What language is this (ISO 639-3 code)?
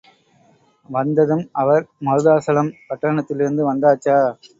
tam